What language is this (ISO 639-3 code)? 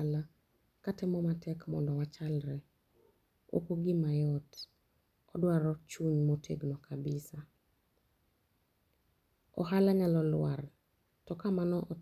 luo